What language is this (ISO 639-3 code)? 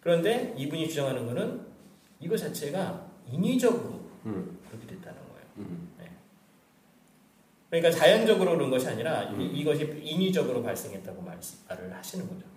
kor